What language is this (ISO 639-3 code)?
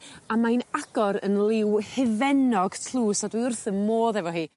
cym